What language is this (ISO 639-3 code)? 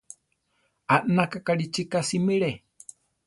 tar